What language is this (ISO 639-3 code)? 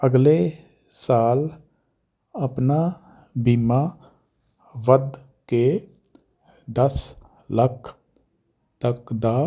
pan